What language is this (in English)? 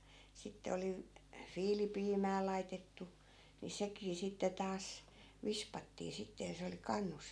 Finnish